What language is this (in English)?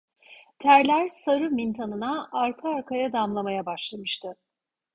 Turkish